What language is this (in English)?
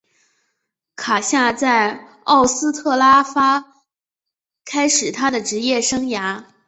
Chinese